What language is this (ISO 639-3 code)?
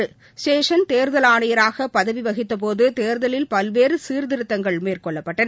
tam